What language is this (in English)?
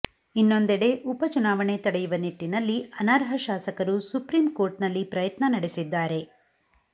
Kannada